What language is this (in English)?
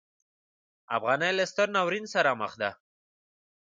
Pashto